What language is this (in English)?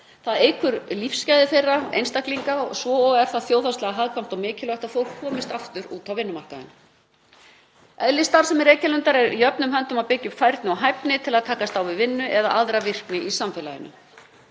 Icelandic